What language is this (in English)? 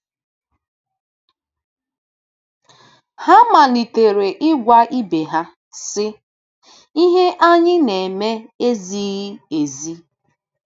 Igbo